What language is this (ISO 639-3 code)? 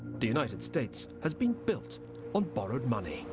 eng